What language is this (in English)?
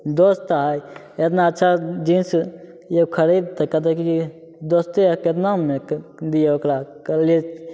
Maithili